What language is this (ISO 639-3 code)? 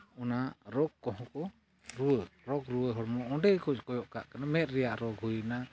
sat